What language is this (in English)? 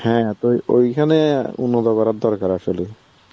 Bangla